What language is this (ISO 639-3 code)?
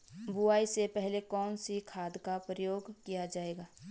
hin